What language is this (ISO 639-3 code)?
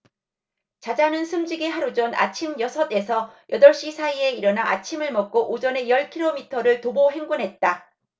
kor